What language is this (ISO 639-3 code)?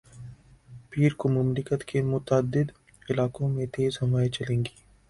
urd